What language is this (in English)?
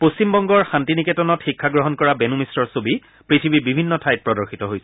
Assamese